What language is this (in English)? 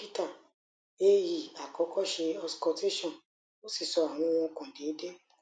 Yoruba